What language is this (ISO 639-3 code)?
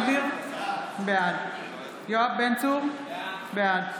heb